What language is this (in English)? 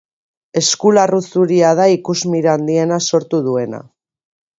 Basque